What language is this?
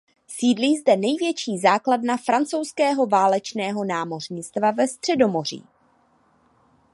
Czech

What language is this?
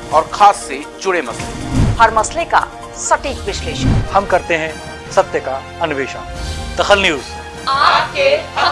Hindi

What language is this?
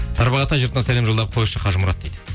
Kazakh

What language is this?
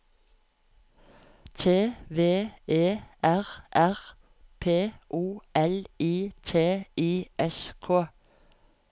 Norwegian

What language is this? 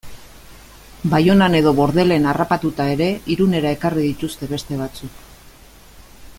Basque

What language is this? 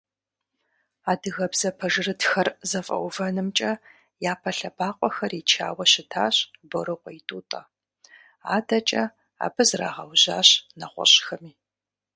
Kabardian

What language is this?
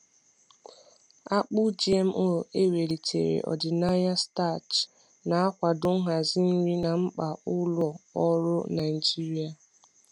Igbo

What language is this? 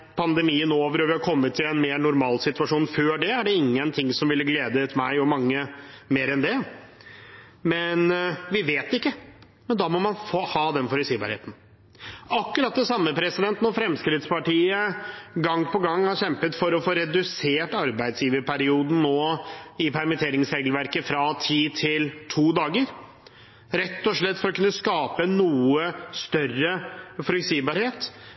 Norwegian Bokmål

